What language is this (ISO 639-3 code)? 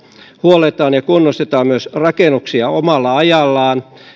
fin